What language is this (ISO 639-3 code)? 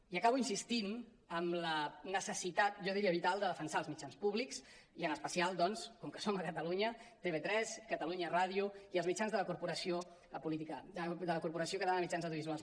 cat